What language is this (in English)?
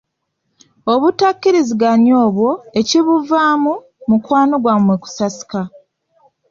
Ganda